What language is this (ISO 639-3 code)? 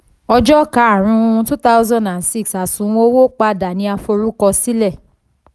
yor